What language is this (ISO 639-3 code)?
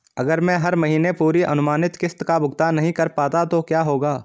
hin